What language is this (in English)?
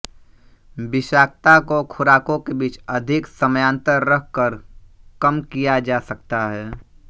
Hindi